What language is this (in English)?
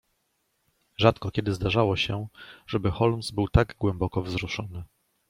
Polish